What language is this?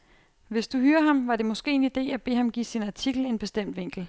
Danish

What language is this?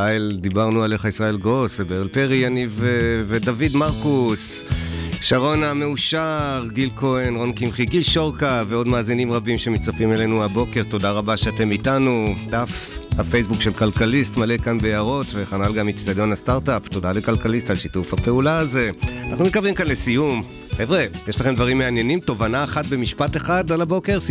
Hebrew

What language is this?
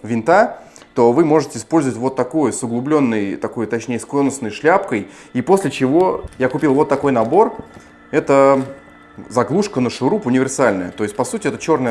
Russian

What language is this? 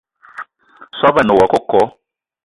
Eton (Cameroon)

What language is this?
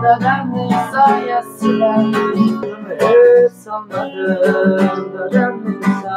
Turkish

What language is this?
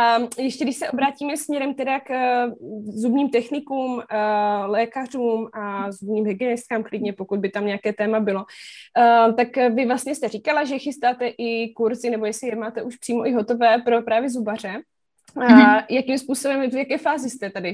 Czech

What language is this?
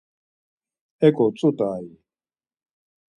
Laz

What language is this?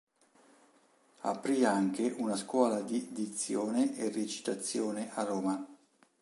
Italian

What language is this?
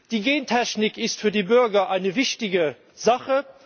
German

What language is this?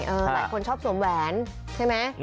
Thai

